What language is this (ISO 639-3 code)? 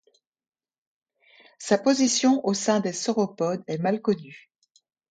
fra